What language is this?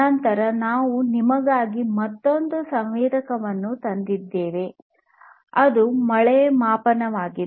Kannada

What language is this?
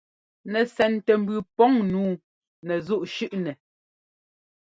Ngomba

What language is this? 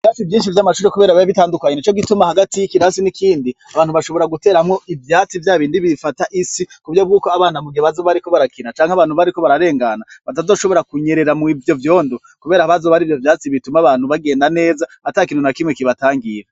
Rundi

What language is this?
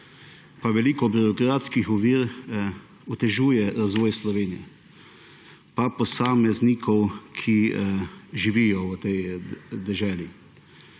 Slovenian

